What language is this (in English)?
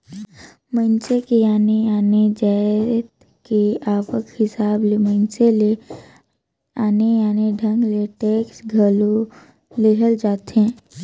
Chhattisgarhi